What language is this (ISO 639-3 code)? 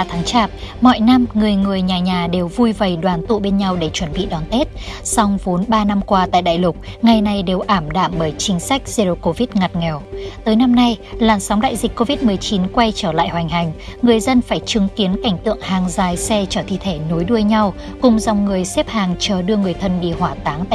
vie